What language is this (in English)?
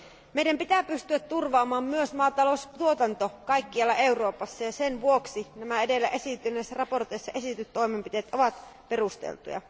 Finnish